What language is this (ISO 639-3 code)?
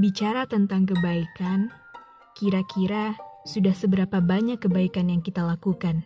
ind